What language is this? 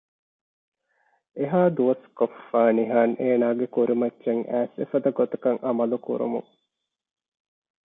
Divehi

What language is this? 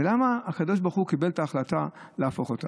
Hebrew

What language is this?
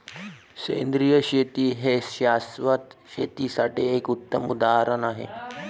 Marathi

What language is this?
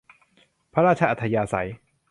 Thai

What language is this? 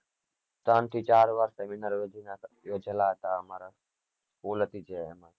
Gujarati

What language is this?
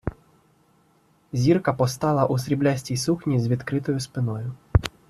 Ukrainian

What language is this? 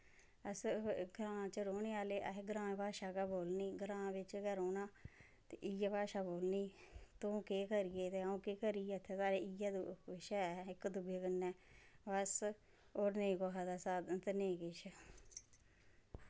Dogri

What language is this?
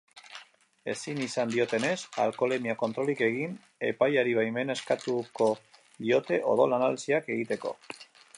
Basque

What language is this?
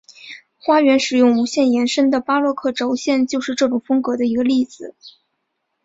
Chinese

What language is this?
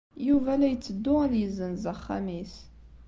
Kabyle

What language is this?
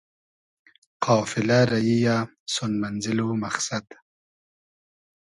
Hazaragi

